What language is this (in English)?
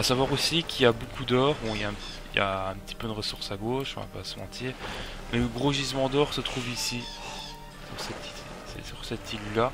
French